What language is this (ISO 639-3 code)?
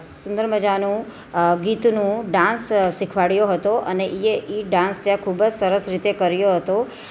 guj